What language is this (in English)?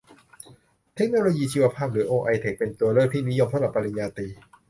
Thai